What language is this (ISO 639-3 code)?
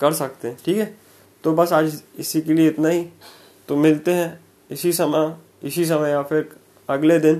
hin